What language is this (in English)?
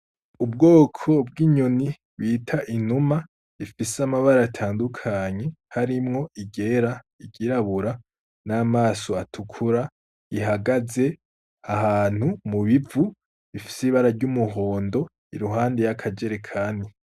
Rundi